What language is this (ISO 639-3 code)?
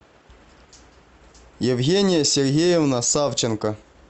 rus